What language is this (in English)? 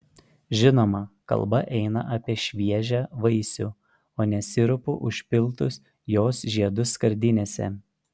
Lithuanian